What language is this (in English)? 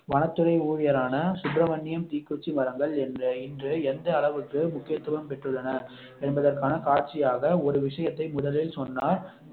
Tamil